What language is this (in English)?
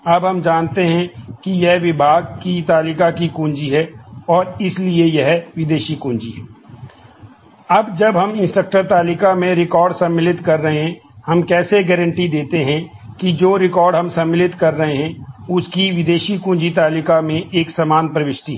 Hindi